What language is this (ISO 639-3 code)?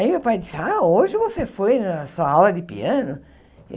por